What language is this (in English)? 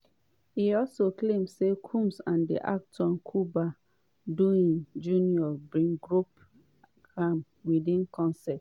Nigerian Pidgin